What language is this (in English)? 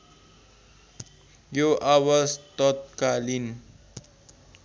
Nepali